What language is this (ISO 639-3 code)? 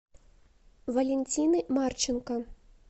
rus